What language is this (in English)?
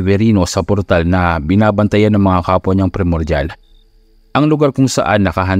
Filipino